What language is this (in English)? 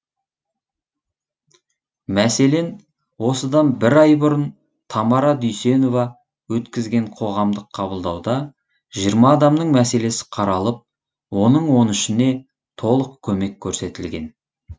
Kazakh